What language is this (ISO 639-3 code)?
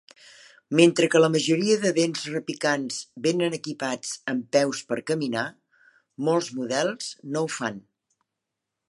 cat